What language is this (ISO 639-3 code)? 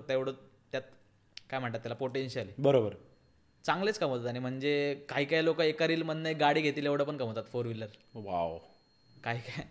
mar